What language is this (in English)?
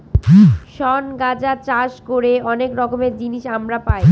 Bangla